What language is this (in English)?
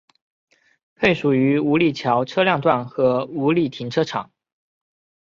Chinese